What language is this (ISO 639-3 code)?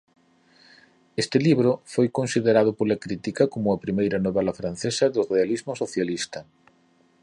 glg